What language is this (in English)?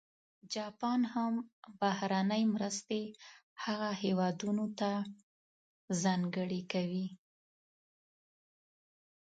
Pashto